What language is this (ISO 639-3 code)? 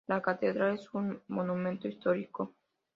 spa